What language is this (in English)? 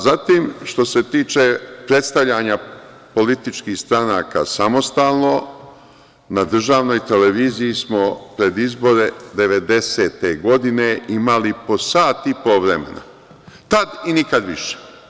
Serbian